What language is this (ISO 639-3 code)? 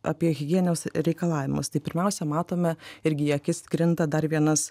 lit